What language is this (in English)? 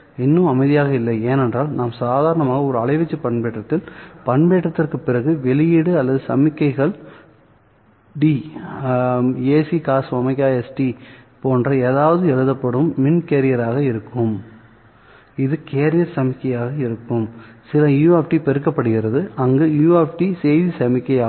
Tamil